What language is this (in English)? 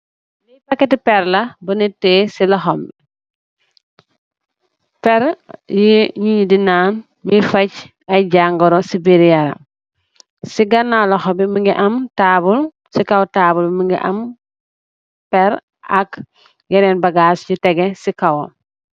Wolof